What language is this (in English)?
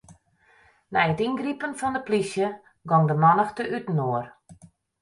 Western Frisian